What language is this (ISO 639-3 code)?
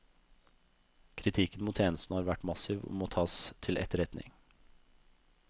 nor